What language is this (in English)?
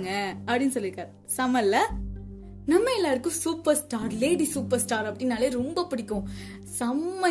Tamil